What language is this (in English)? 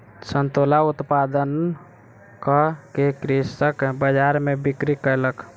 Maithili